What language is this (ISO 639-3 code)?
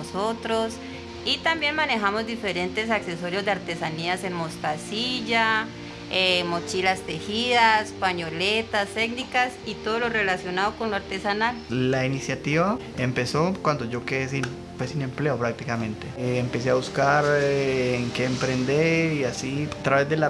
spa